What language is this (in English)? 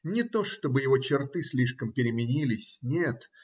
Russian